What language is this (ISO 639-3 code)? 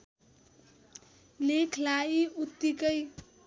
nep